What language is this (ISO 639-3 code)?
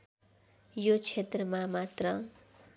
nep